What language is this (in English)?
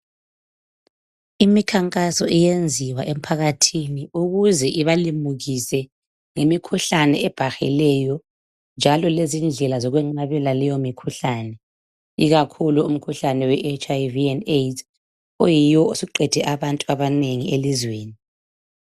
North Ndebele